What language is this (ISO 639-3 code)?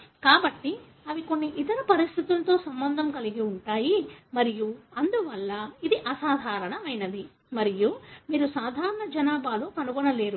tel